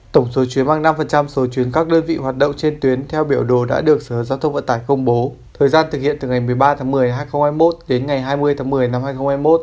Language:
Vietnamese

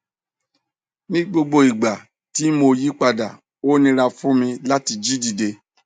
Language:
Yoruba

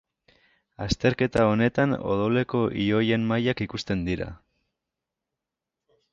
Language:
Basque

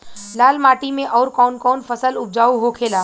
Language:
Bhojpuri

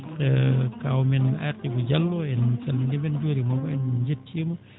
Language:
Fula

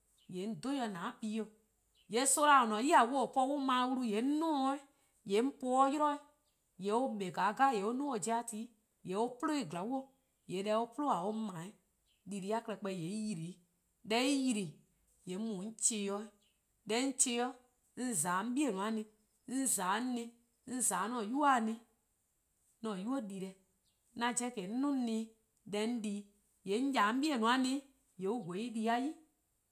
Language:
Eastern Krahn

